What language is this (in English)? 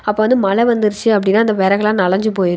Tamil